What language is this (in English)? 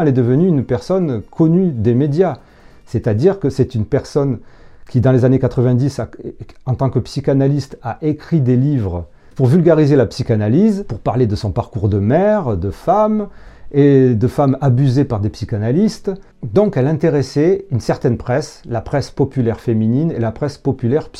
French